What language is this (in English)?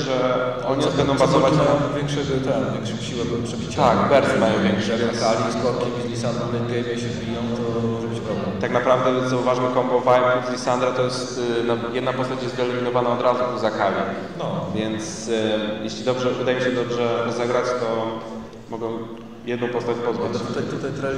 Polish